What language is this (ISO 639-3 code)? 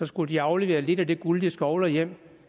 dan